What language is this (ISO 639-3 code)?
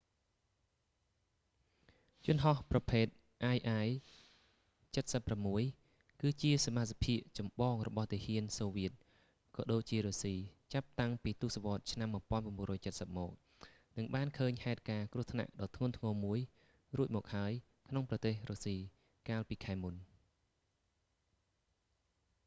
khm